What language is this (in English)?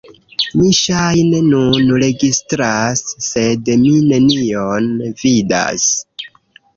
Esperanto